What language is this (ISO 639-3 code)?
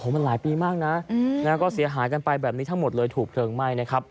tha